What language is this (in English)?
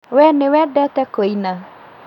Kikuyu